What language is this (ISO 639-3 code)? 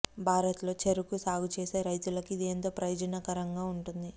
tel